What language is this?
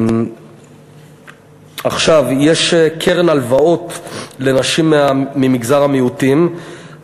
Hebrew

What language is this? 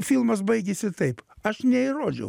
Lithuanian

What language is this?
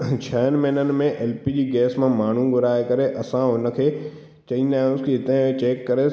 Sindhi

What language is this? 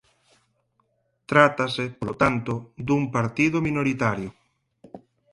Galician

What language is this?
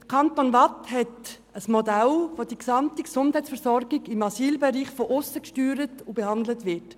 Swiss German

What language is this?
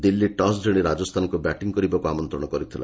Odia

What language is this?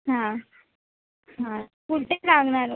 Marathi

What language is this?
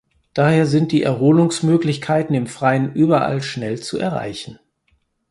German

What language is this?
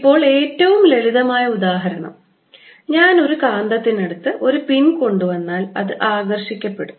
Malayalam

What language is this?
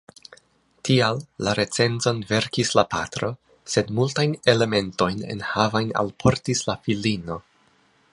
Esperanto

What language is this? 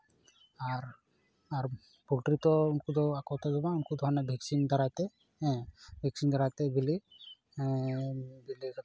Santali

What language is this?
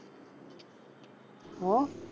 Gujarati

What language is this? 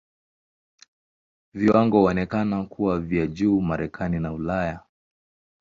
Swahili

